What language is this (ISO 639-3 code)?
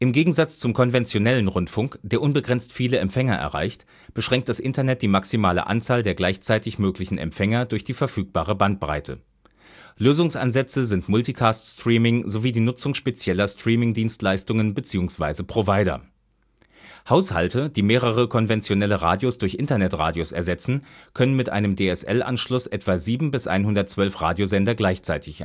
deu